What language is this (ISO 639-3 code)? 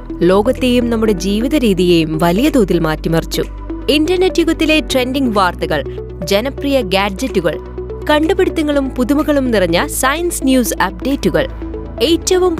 mal